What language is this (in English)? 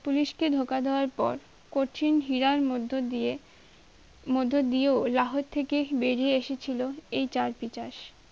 Bangla